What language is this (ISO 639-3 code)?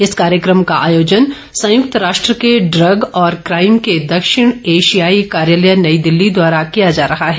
hin